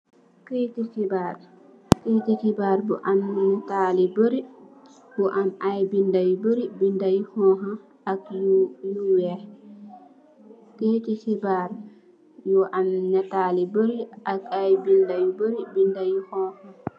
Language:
Wolof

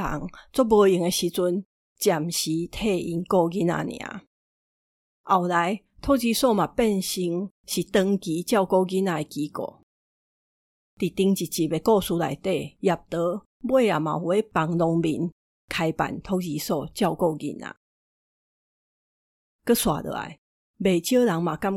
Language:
Chinese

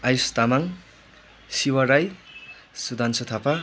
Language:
Nepali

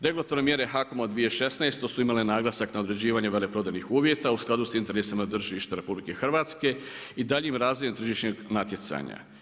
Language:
Croatian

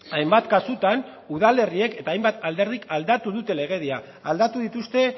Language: Basque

